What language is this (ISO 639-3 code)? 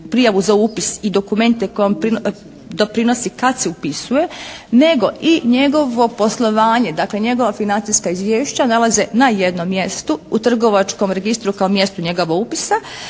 hrv